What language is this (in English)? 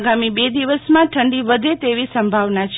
Gujarati